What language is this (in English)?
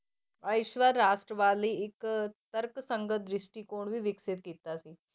Punjabi